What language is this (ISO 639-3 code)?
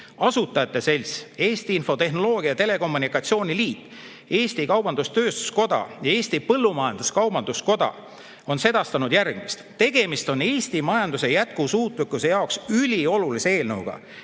est